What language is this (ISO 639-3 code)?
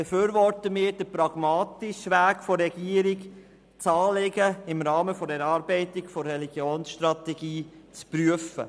gsw